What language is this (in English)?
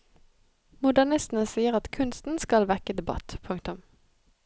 Norwegian